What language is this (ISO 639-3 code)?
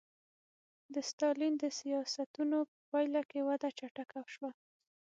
pus